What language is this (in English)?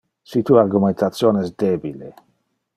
Interlingua